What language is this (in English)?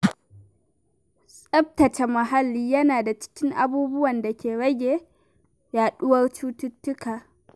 Hausa